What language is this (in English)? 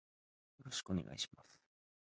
Japanese